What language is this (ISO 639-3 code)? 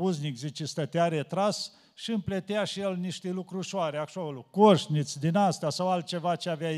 ron